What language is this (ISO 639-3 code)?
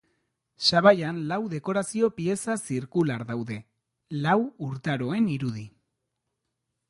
eus